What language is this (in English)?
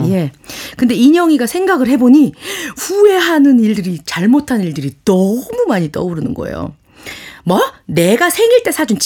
Korean